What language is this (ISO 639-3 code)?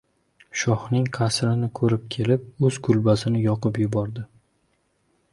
uzb